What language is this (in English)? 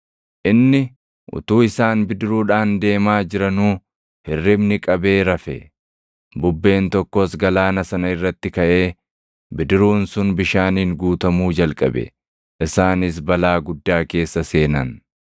Oromo